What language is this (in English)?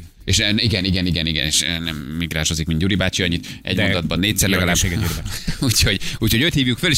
Hungarian